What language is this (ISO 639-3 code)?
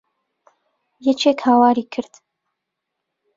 ckb